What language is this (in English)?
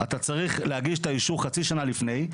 Hebrew